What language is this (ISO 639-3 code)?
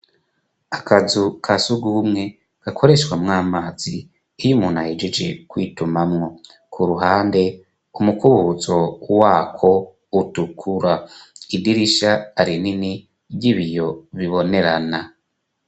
run